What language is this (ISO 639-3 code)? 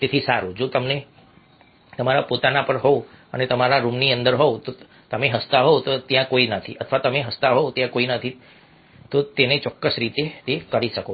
guj